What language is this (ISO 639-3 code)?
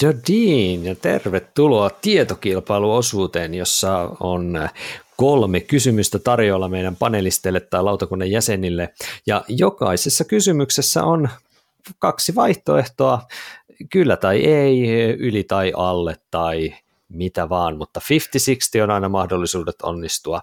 fin